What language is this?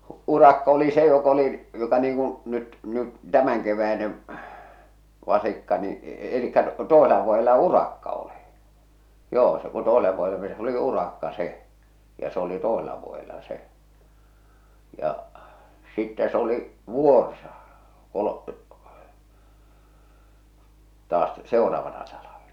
Finnish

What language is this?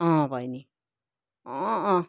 Nepali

